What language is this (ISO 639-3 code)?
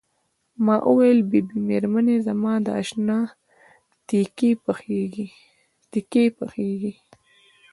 pus